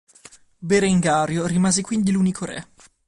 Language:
Italian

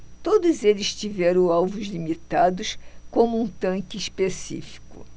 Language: Portuguese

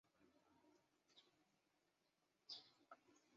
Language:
Chinese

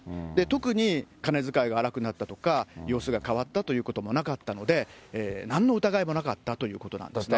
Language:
Japanese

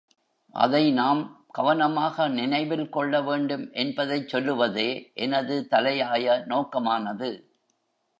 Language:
Tamil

